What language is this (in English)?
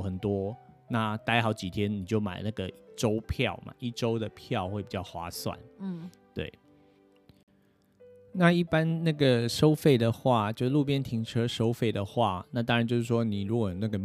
Chinese